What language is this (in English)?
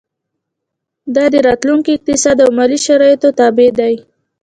Pashto